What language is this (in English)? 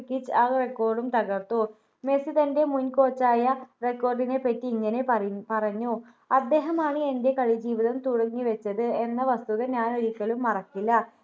Malayalam